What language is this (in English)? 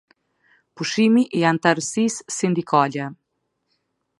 Albanian